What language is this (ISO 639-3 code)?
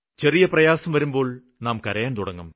mal